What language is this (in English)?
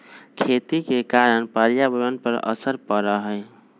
Magahi